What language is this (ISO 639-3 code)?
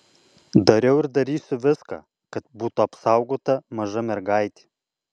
lit